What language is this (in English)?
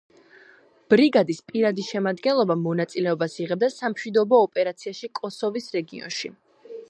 Georgian